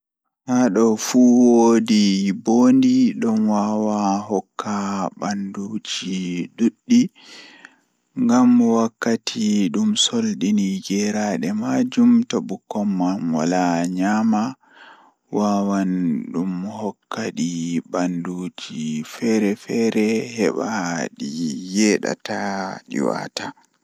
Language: Fula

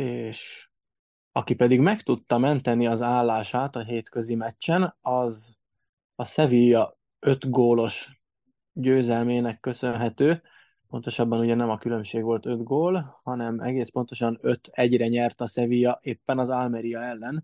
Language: Hungarian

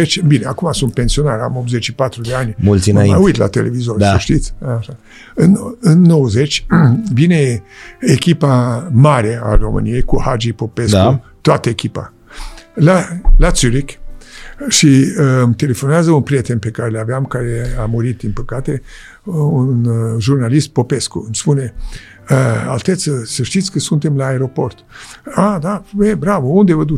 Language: Romanian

